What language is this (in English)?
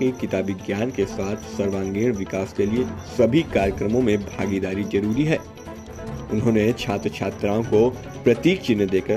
Hindi